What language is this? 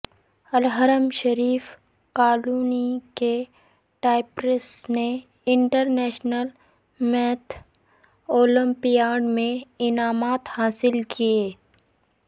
Urdu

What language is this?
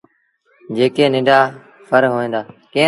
Sindhi Bhil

